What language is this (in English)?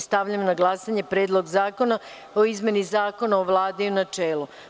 Serbian